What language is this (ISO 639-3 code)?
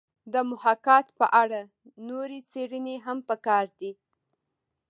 pus